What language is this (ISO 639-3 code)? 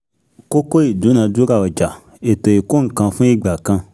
yor